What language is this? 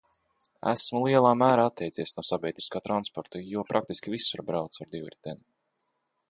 Latvian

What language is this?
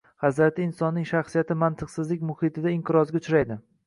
Uzbek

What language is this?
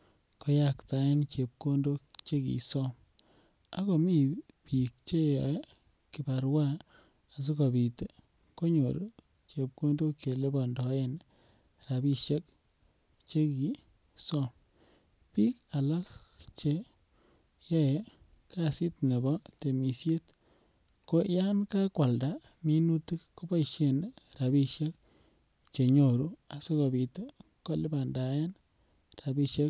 Kalenjin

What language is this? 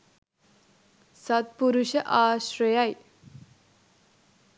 Sinhala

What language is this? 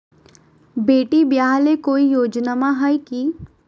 Magahi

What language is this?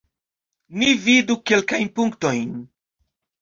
Esperanto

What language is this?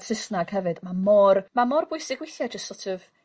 Welsh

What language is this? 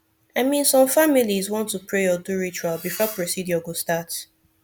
Nigerian Pidgin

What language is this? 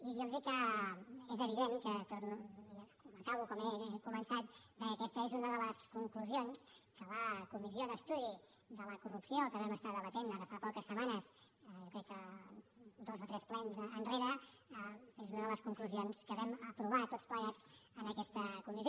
Catalan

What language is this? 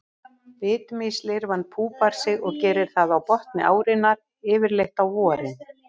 Icelandic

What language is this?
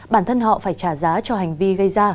Vietnamese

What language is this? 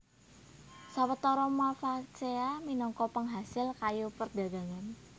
Javanese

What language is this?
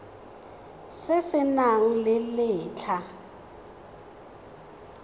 Tswana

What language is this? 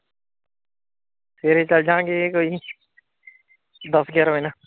Punjabi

